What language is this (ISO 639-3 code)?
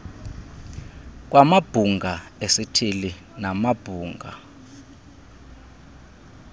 xho